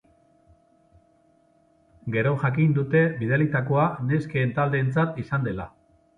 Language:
Basque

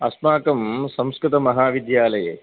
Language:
Sanskrit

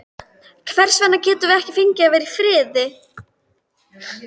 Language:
Icelandic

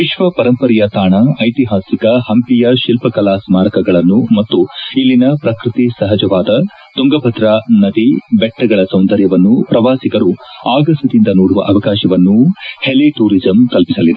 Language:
Kannada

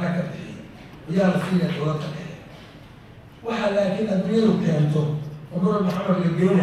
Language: Arabic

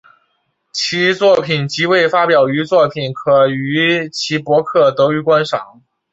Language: Chinese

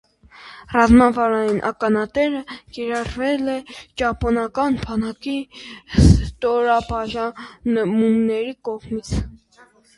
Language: Armenian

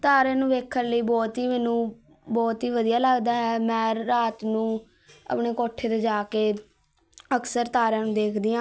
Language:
Punjabi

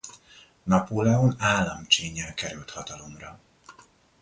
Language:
Hungarian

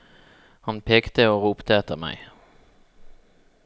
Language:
Norwegian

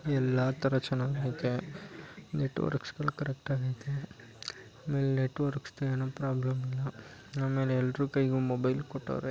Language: Kannada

